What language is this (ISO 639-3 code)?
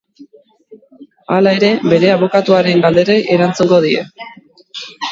eus